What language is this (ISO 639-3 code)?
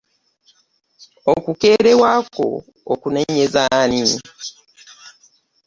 lug